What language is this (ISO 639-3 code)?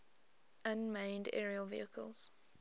eng